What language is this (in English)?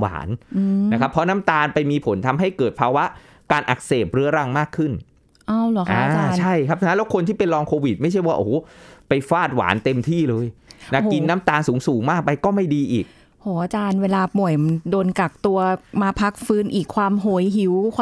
Thai